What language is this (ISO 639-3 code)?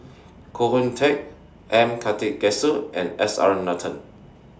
eng